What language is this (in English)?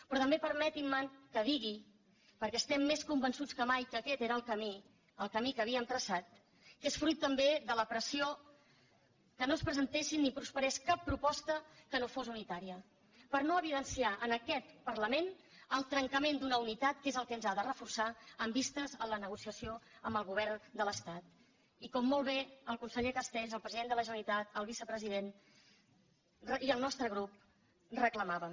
Catalan